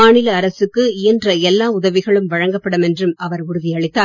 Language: Tamil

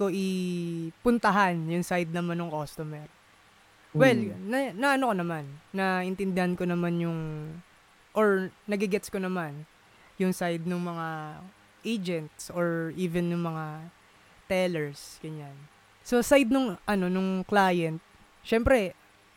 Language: Filipino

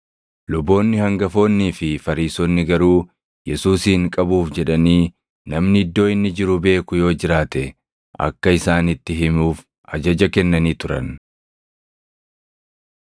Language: Oromo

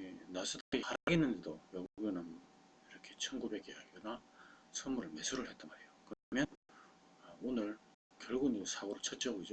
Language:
Korean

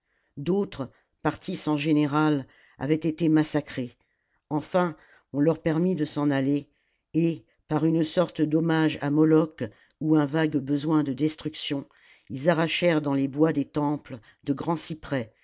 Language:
French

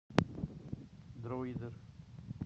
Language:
Russian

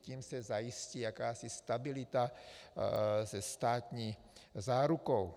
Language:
Czech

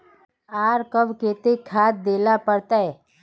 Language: Magahi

